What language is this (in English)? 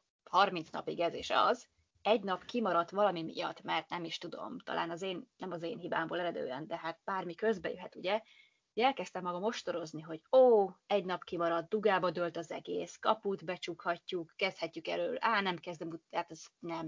Hungarian